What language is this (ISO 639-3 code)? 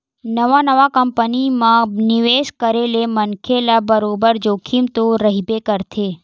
hne